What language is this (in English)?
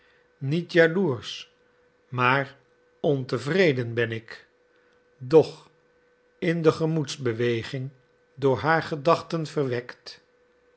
Dutch